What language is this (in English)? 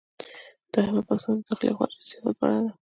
Pashto